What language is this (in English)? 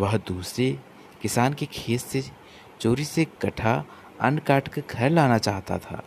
Hindi